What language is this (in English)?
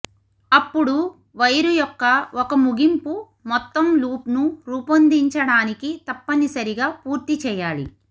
Telugu